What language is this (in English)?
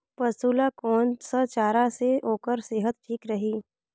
Chhattisgarhi